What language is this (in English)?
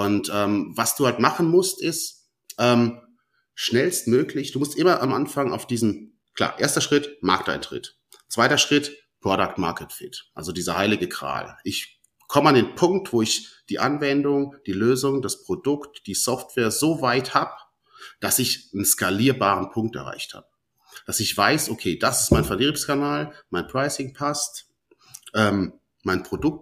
German